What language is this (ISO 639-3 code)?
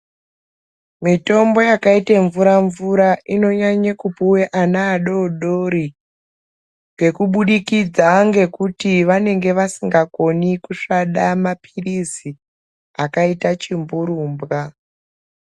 ndc